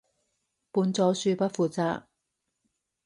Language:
Cantonese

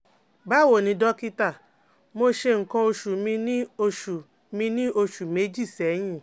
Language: Yoruba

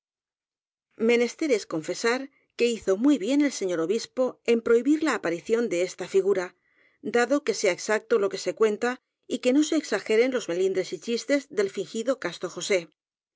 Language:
Spanish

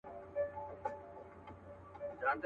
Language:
Pashto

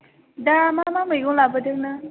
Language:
Bodo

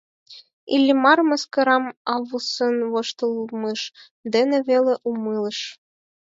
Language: Mari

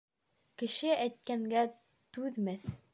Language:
Bashkir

